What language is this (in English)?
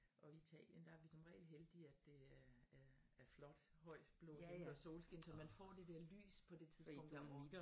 Danish